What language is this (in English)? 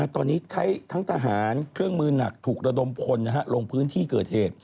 Thai